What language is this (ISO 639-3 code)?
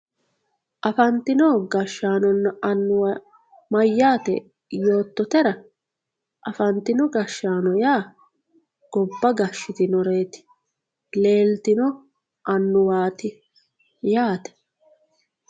sid